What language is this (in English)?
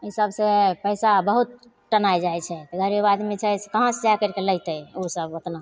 Maithili